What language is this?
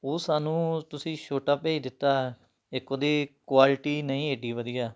Punjabi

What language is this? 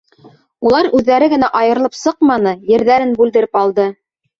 Bashkir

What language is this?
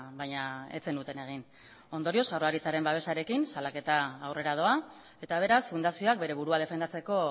Basque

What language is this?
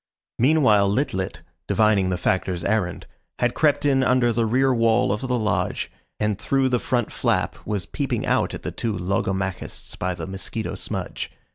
English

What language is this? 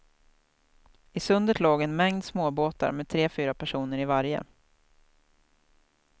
Swedish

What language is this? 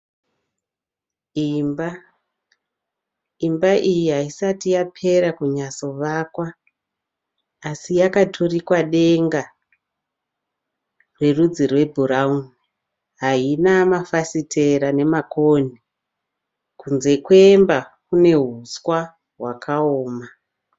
Shona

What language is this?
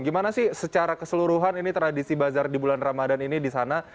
Indonesian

